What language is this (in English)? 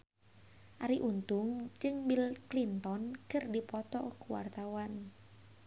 Sundanese